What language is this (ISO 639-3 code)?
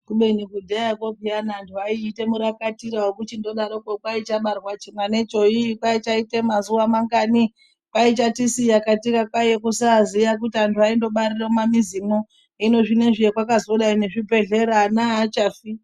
ndc